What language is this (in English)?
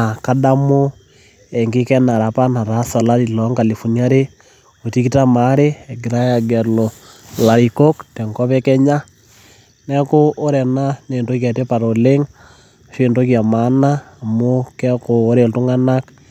Masai